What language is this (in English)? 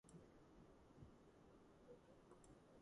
Georgian